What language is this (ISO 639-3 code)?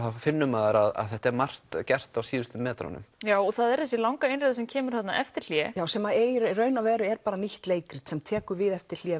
isl